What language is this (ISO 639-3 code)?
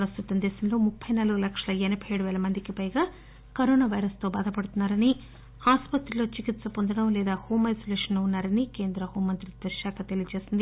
tel